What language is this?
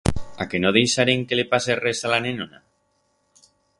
Aragonese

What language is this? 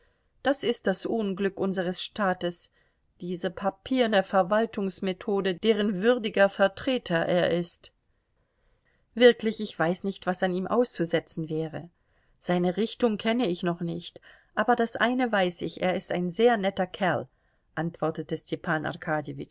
German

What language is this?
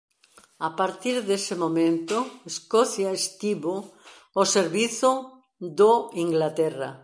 Galician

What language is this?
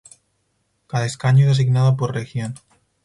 Spanish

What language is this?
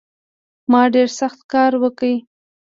Pashto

